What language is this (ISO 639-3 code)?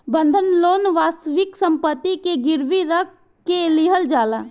bho